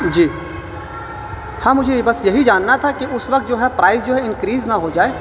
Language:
Urdu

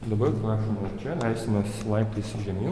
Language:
Lithuanian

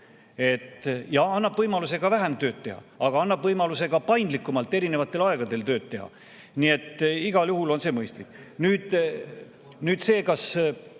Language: Estonian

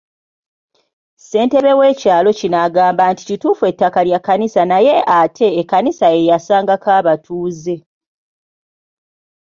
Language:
Ganda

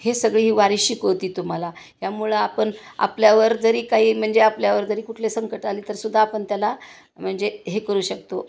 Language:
Marathi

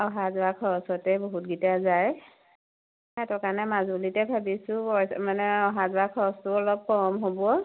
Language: Assamese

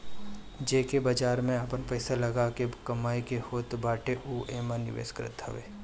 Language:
Bhojpuri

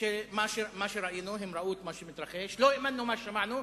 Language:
Hebrew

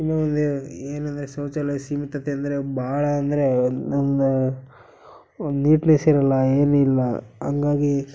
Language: Kannada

